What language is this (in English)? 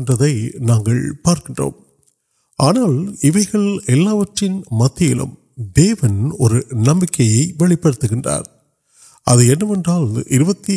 Urdu